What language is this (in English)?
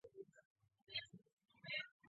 Chinese